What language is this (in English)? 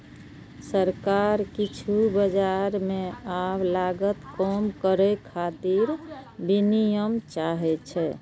Maithili